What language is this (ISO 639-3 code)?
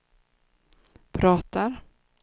swe